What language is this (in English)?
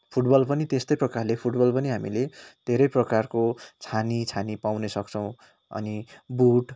Nepali